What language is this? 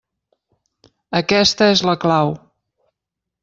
Catalan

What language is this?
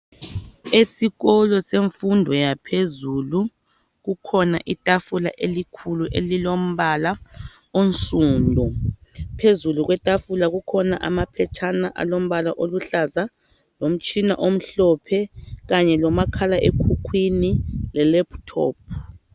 North Ndebele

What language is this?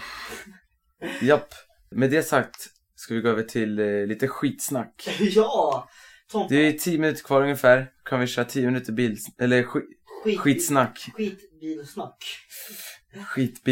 Swedish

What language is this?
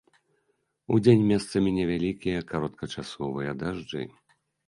Belarusian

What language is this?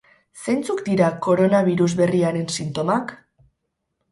Basque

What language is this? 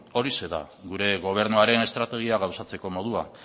Basque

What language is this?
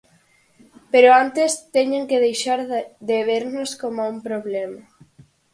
Galician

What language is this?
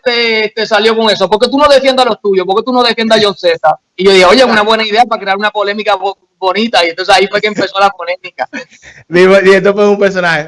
Spanish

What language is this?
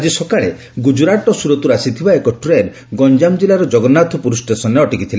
Odia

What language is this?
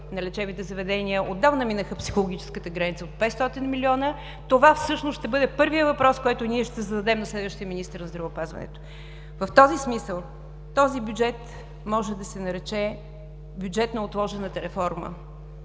Bulgarian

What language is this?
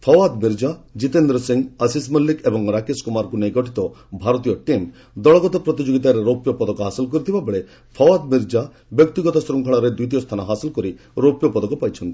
Odia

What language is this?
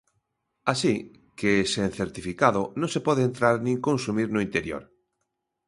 Galician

